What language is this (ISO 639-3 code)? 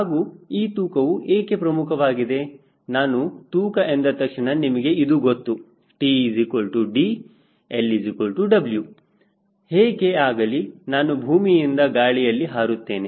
kan